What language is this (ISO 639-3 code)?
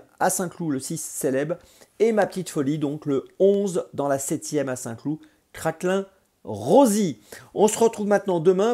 fra